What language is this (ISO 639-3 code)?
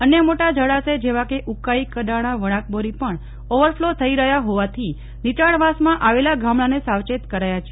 guj